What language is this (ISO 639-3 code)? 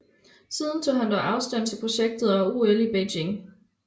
dan